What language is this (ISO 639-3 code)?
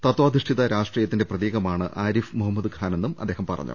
mal